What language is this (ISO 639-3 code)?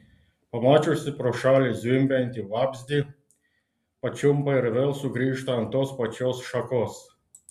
lit